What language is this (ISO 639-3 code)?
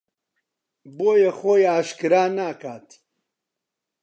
ckb